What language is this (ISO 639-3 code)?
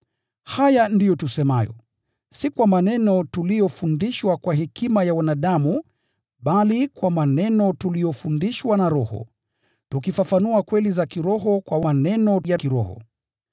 swa